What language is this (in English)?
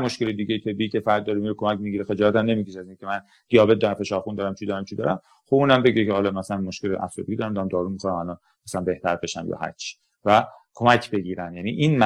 Persian